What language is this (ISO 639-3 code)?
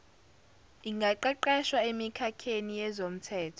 zul